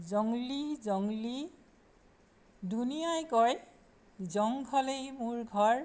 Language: Assamese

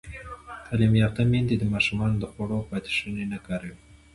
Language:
Pashto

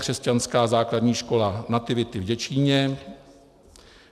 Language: Czech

